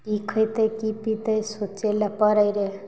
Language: Maithili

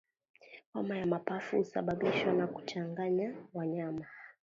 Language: Swahili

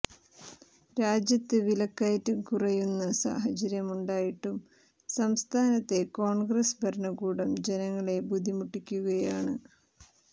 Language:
Malayalam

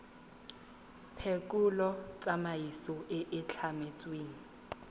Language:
Tswana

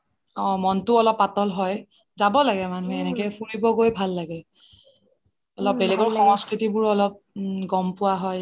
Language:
Assamese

